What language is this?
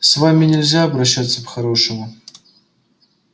Russian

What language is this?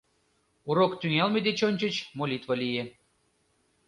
Mari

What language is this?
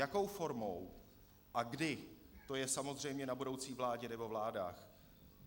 Czech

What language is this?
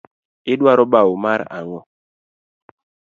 Luo (Kenya and Tanzania)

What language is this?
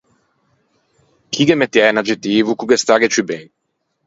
Ligurian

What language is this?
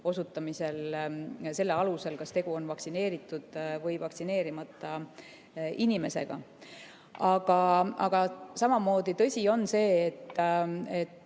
Estonian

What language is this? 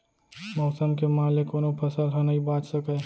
Chhattisgarhi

